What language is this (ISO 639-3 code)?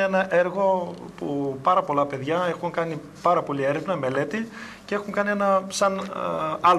ell